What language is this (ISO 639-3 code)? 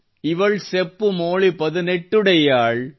kan